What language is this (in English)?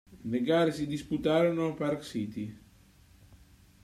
Italian